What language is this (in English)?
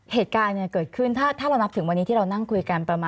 Thai